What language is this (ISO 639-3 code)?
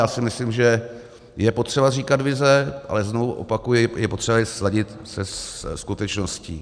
ces